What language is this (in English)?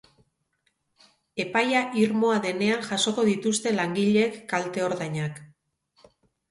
Basque